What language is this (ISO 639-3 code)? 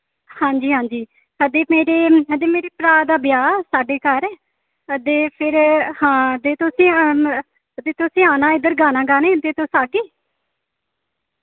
doi